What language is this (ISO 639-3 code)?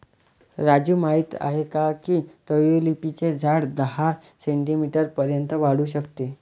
mar